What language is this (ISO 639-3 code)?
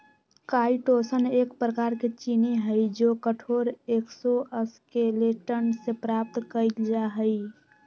mag